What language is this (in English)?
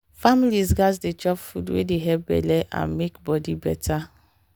Nigerian Pidgin